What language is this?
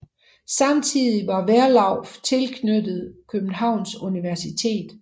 Danish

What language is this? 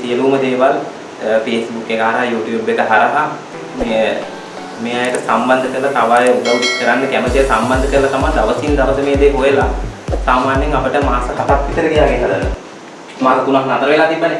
Sinhala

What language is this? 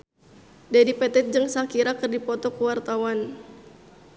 Sundanese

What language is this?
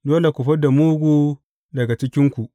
Hausa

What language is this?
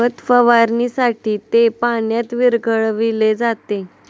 Marathi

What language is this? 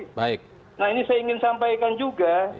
Indonesian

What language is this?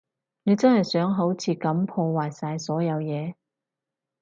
Cantonese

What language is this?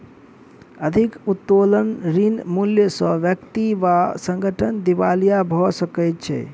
Maithili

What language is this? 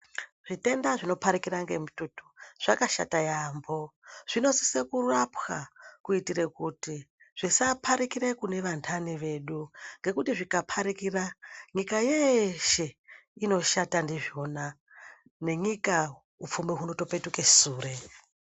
Ndau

